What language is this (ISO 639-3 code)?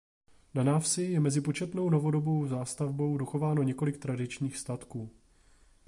ces